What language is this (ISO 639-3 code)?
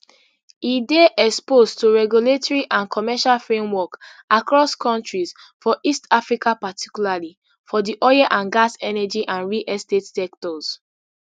pcm